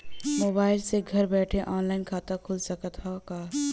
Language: Bhojpuri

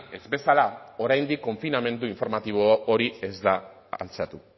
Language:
Basque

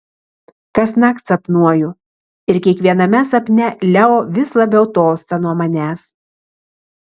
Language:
Lithuanian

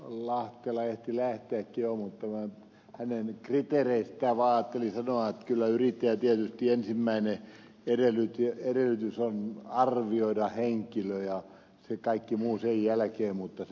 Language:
Finnish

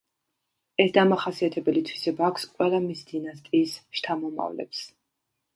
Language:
Georgian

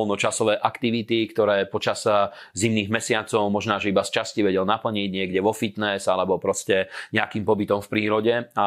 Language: Slovak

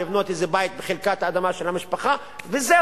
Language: Hebrew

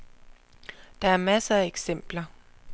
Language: Danish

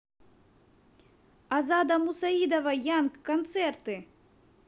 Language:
Russian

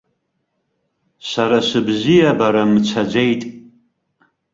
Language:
Abkhazian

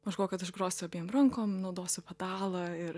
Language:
Lithuanian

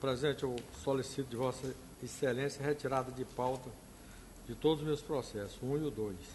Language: Portuguese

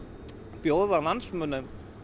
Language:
Icelandic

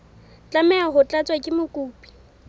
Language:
Southern Sotho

